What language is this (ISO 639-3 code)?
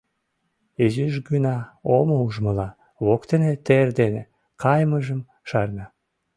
chm